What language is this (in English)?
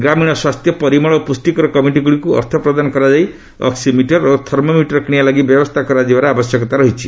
Odia